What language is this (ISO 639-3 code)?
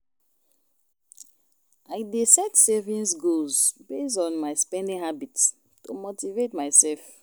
pcm